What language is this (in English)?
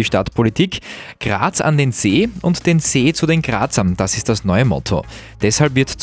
German